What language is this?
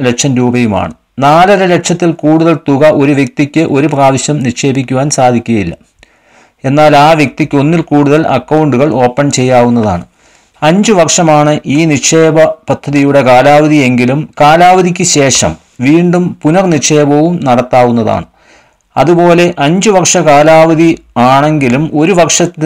Hindi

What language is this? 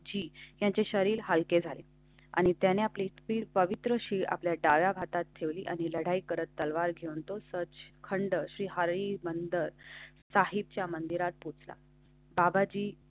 Marathi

